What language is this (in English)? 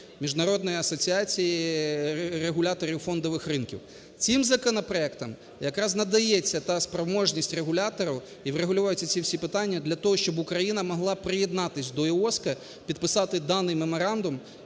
Ukrainian